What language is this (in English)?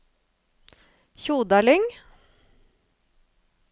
Norwegian